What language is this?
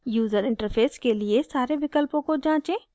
Hindi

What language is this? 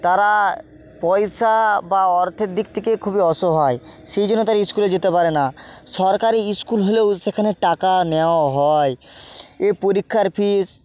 Bangla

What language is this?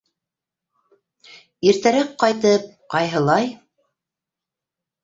Bashkir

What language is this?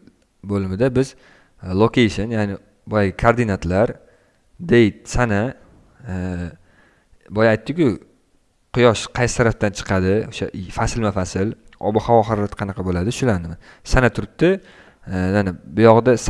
Turkish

